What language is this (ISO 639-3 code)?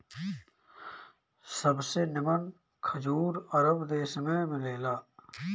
bho